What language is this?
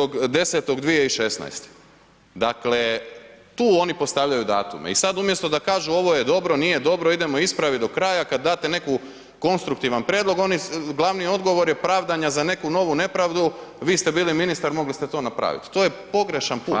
Croatian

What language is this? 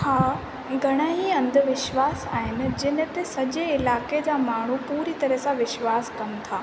Sindhi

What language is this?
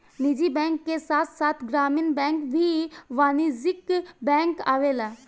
Bhojpuri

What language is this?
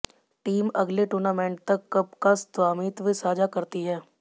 Hindi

